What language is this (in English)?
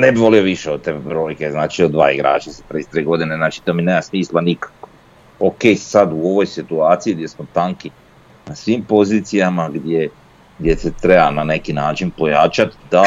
Croatian